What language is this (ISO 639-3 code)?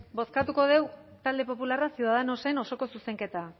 eus